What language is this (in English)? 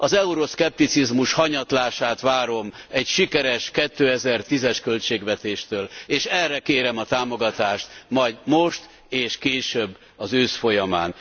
Hungarian